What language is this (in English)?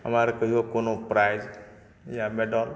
Maithili